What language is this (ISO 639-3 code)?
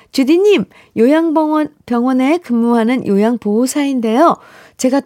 kor